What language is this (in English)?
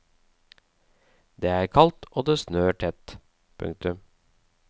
Norwegian